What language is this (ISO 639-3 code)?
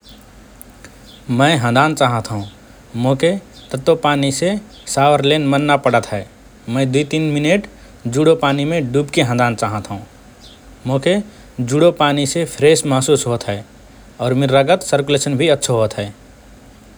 thr